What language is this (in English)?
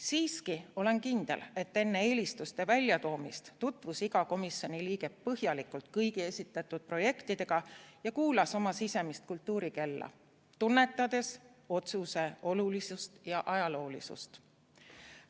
Estonian